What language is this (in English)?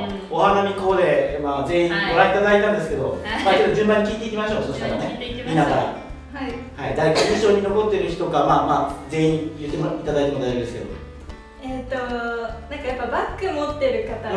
Japanese